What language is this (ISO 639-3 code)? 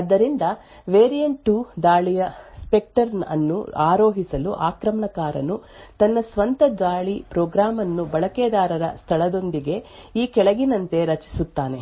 kan